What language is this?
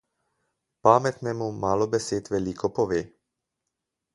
Slovenian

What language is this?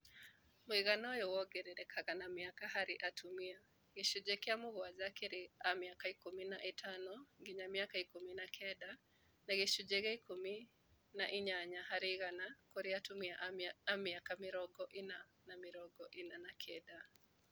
Kikuyu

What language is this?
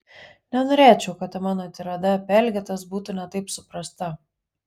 Lithuanian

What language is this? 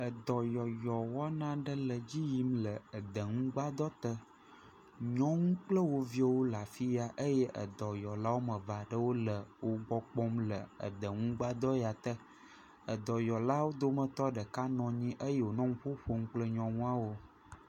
Ewe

